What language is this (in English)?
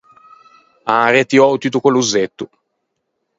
Ligurian